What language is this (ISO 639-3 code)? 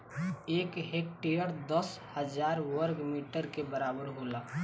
bho